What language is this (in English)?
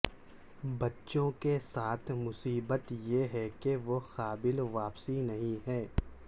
Urdu